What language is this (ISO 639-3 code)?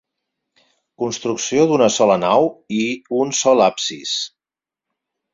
cat